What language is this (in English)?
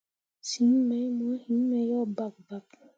Mundang